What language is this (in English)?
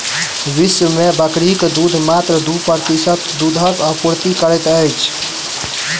Maithili